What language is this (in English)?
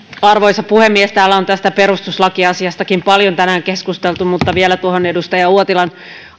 Finnish